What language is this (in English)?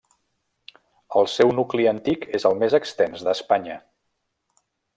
Catalan